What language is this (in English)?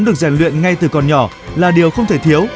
Vietnamese